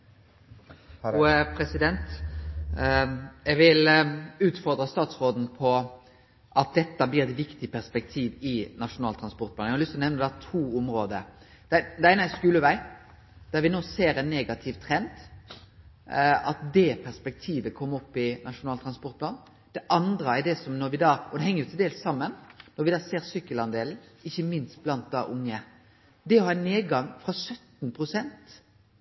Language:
Norwegian Nynorsk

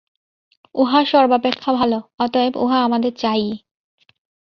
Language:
Bangla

